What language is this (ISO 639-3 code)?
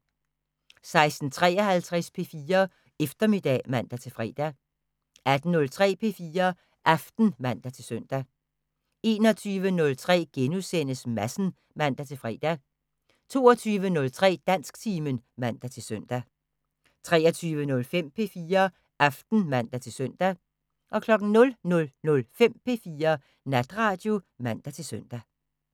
dan